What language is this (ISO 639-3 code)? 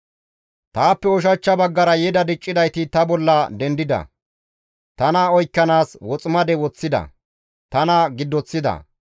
gmv